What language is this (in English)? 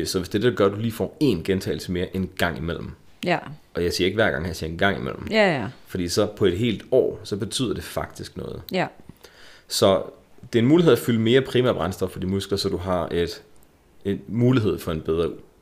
Danish